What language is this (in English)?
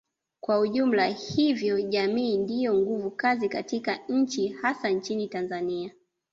Swahili